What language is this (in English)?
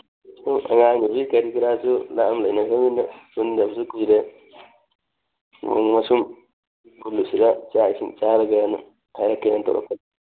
Manipuri